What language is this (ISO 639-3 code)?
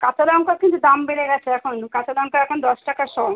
ben